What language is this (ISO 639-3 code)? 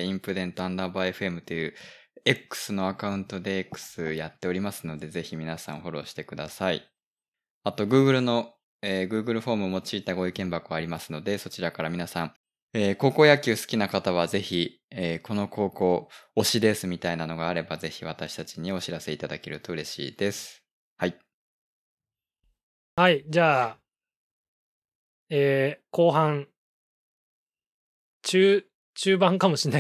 jpn